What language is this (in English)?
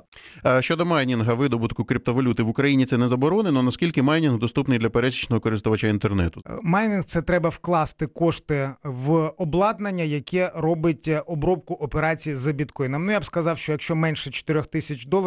Ukrainian